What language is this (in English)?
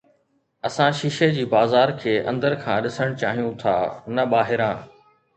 Sindhi